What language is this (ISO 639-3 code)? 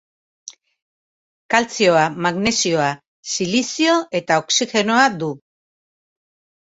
eus